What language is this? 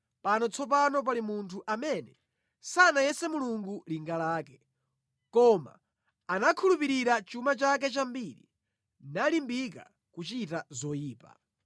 Nyanja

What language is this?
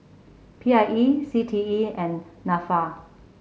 English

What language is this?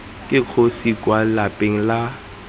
Tswana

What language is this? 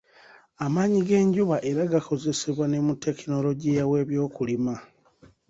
Ganda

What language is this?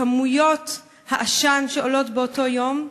Hebrew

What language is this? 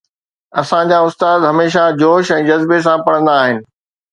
Sindhi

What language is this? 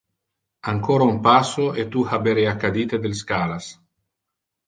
Interlingua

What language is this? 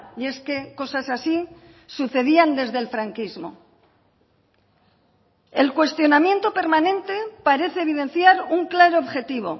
Spanish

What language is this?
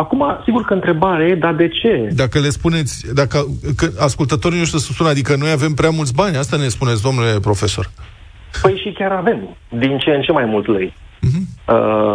Romanian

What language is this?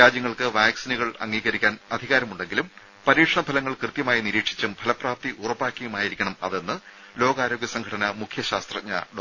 Malayalam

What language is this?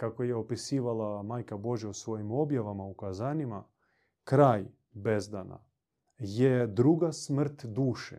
Croatian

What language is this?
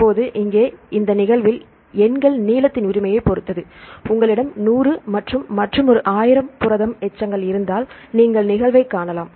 Tamil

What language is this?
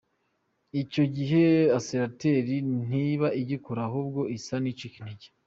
Kinyarwanda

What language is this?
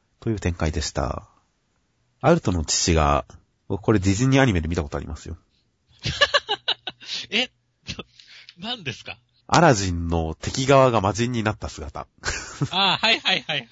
Japanese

